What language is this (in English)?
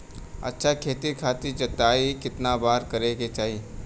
Bhojpuri